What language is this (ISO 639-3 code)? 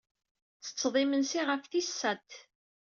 kab